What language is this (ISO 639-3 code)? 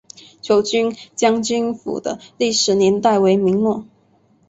zho